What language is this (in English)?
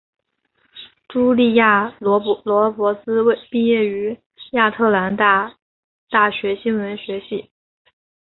Chinese